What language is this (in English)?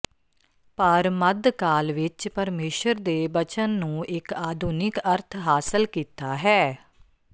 Punjabi